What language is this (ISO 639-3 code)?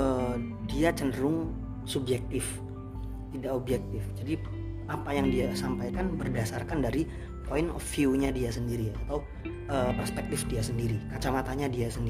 ind